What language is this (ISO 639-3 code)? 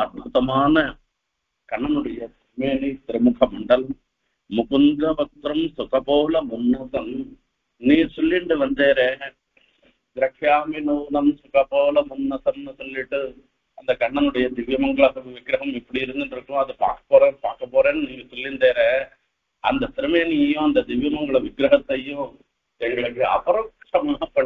tam